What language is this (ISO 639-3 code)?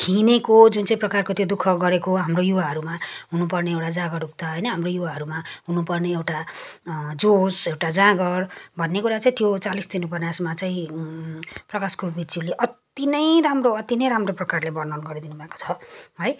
nep